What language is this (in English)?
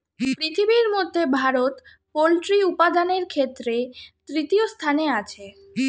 Bangla